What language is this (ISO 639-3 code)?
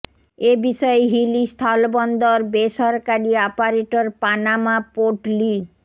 ben